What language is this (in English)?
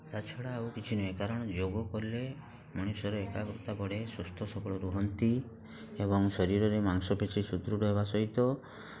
Odia